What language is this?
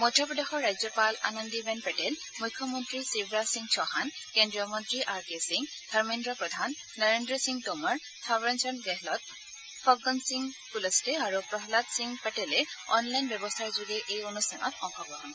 Assamese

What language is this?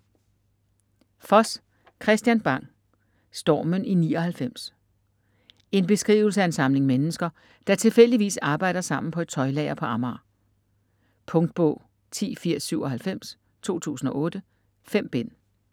Danish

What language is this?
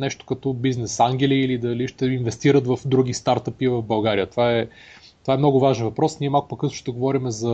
Bulgarian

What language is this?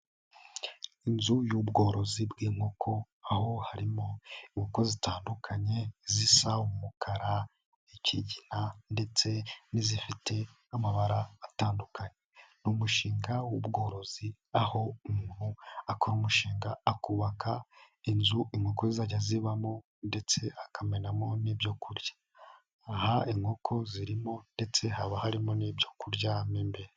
Kinyarwanda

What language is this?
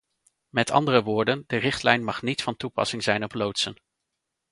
Dutch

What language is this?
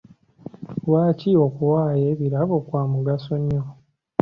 Ganda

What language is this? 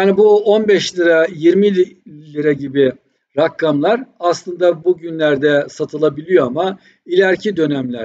Turkish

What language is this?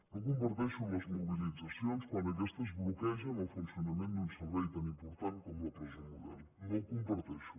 Catalan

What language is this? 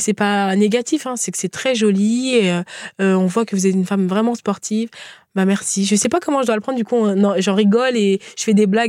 French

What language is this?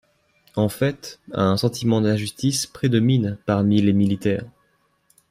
French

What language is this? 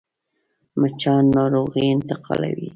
Pashto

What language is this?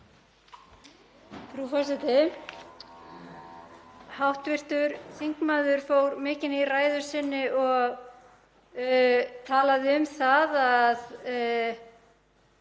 Icelandic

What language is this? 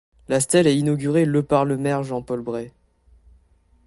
French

